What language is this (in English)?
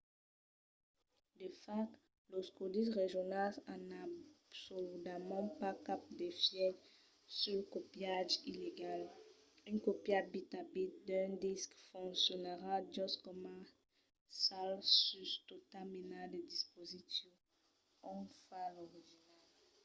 Occitan